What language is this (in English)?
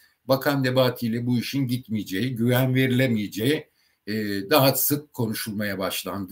Turkish